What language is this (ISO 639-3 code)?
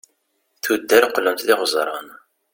kab